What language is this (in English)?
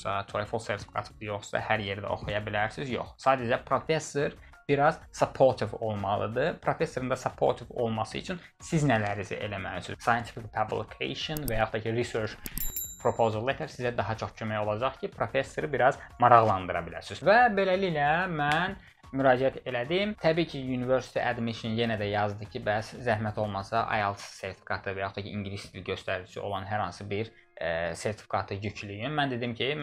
Turkish